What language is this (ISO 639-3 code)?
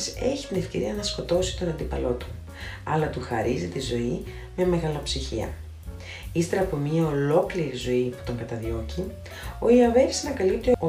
ell